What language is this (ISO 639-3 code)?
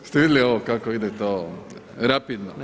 hrv